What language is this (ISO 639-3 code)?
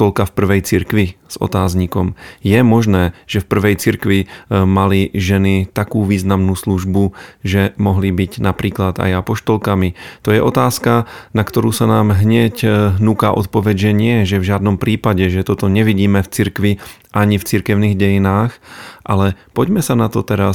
slk